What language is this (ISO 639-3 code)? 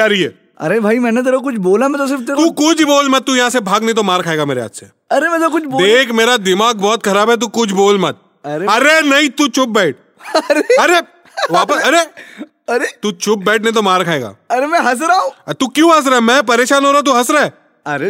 hin